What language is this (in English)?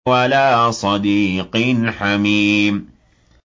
Arabic